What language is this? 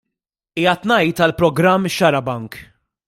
Maltese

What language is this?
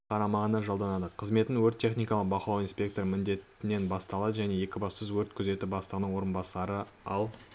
Kazakh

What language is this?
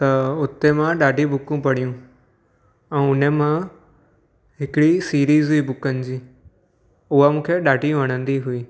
Sindhi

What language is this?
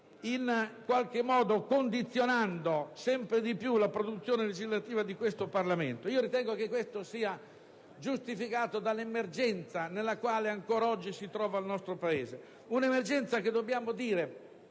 Italian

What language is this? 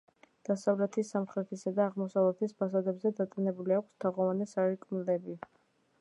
Georgian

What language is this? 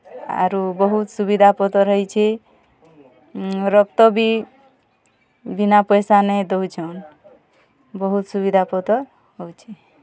Odia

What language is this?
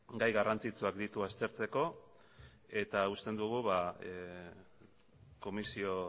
Basque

